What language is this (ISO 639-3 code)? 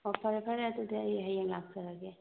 mni